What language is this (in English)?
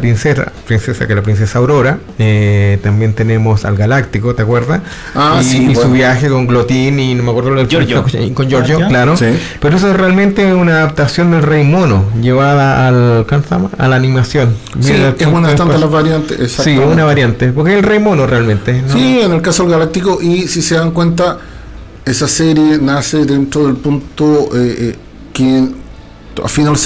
Spanish